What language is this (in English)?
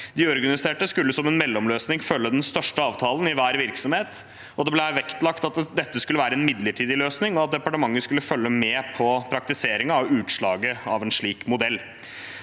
Norwegian